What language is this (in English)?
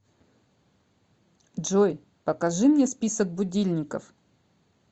Russian